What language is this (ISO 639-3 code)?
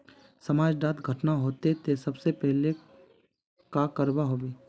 mag